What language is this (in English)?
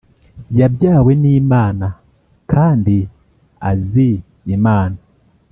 Kinyarwanda